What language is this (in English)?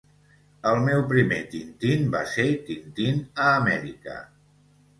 Catalan